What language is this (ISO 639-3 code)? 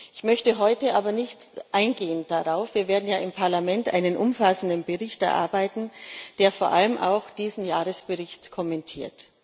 deu